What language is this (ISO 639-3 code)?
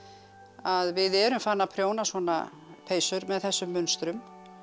isl